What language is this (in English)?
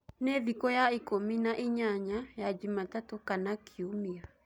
Kikuyu